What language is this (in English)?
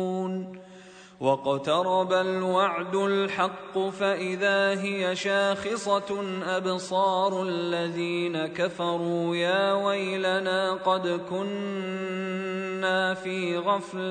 Arabic